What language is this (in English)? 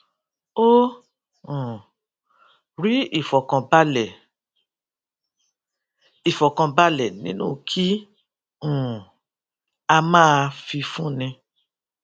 Yoruba